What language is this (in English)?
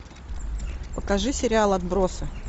Russian